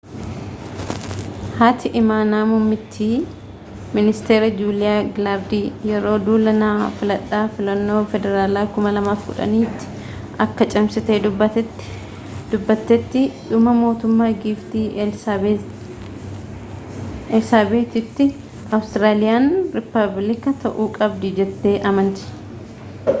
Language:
Oromo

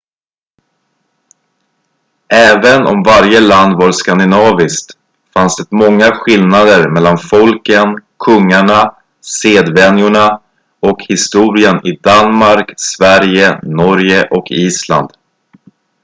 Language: Swedish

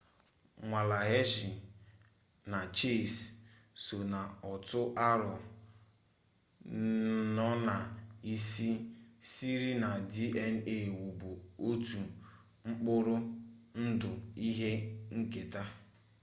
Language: Igbo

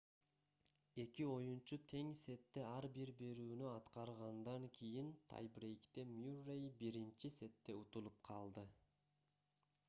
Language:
Kyrgyz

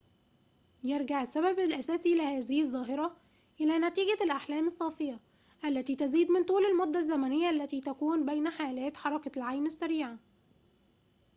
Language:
Arabic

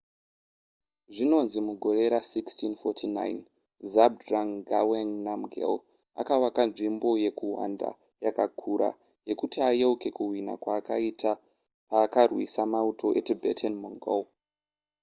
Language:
Shona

